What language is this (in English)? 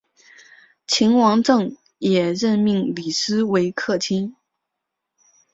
Chinese